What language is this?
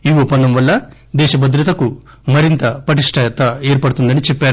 Telugu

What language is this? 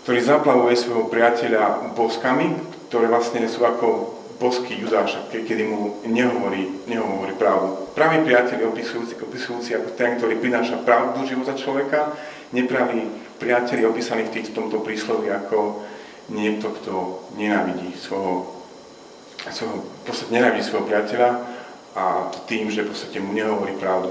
Slovak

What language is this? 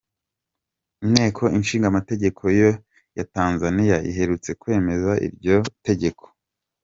Kinyarwanda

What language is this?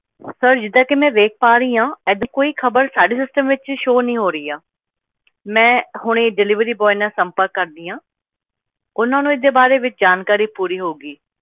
Punjabi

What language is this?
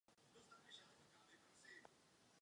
Czech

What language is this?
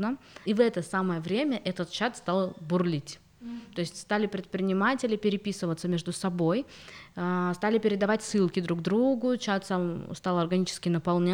Russian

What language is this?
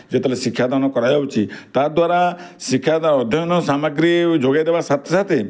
Odia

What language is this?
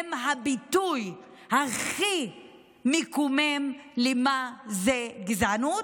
Hebrew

